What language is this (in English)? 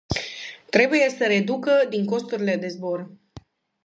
Romanian